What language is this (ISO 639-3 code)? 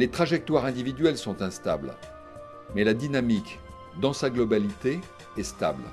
fra